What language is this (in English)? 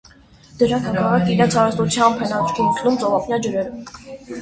Armenian